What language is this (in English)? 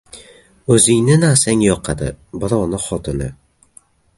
Uzbek